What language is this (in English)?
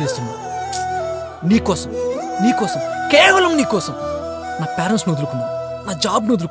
Telugu